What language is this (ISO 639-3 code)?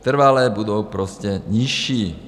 ces